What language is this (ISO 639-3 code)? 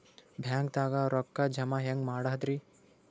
kan